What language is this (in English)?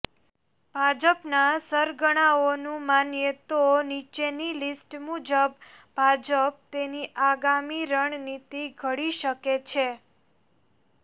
Gujarati